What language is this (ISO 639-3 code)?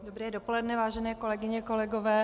ces